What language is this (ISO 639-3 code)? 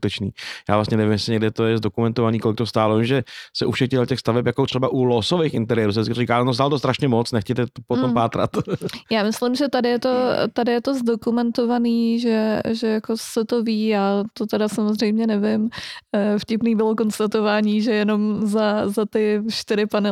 ces